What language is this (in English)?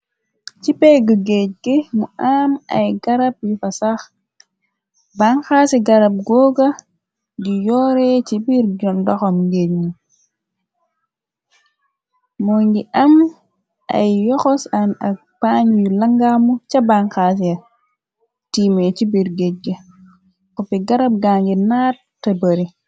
Wolof